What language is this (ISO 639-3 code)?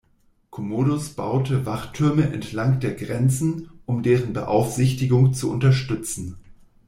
deu